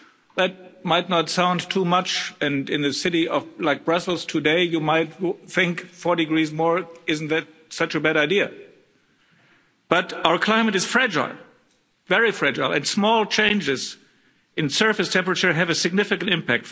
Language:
English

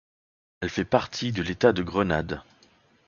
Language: French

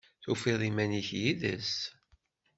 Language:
Kabyle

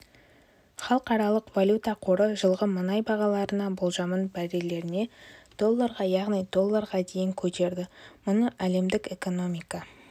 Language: Kazakh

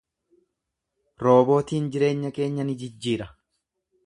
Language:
Oromo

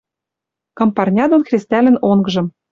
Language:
Western Mari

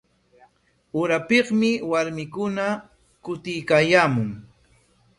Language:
Corongo Ancash Quechua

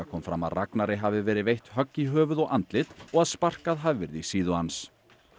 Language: Icelandic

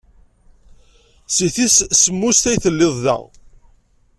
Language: Kabyle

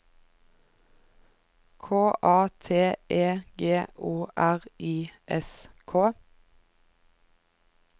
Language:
Norwegian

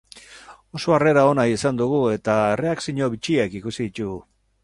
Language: Basque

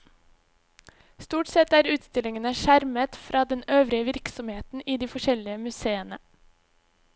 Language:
Norwegian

